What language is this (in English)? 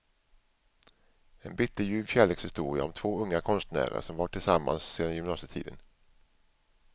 Swedish